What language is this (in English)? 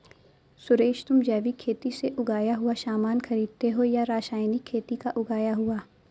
Hindi